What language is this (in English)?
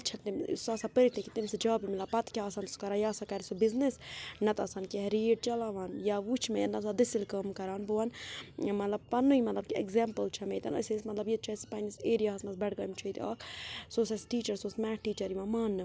Kashmiri